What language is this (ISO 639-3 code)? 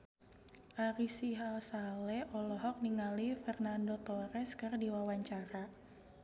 sun